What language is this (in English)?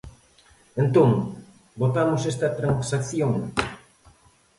Galician